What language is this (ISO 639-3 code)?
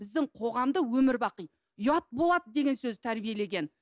kaz